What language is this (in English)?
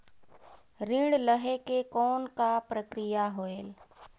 Chhattisgarhi